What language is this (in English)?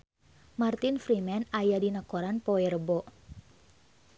Sundanese